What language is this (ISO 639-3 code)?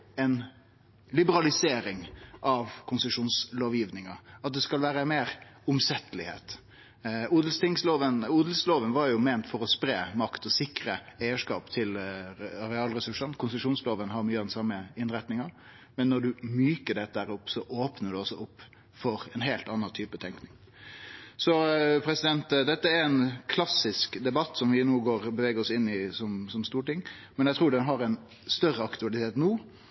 nno